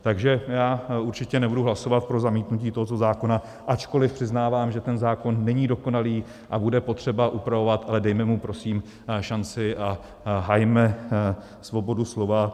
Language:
Czech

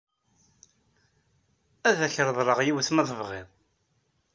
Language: Kabyle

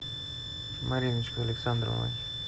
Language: Russian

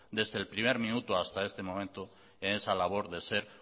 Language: Spanish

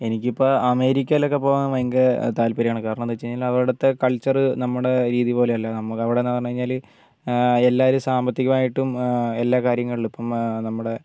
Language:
Malayalam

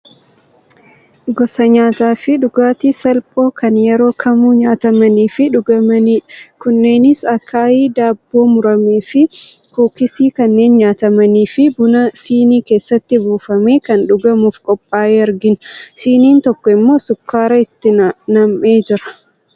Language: Oromo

